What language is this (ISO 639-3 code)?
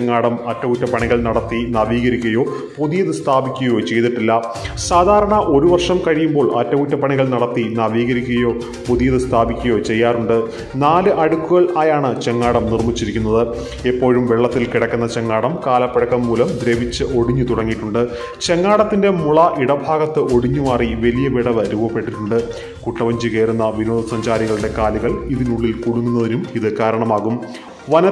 ron